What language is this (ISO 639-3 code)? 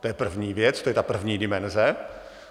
ces